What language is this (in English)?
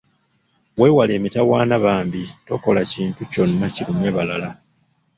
Ganda